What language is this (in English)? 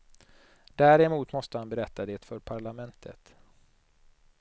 Swedish